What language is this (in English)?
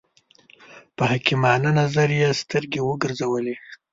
Pashto